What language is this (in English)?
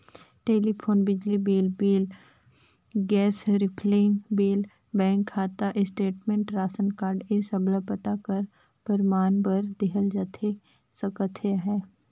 Chhattisgarhi